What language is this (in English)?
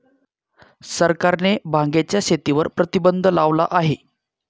Marathi